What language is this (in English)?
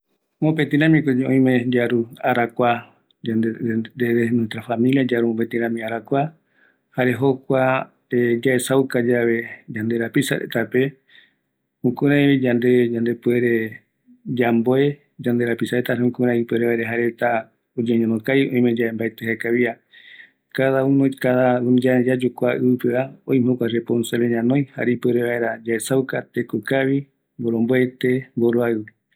Eastern Bolivian Guaraní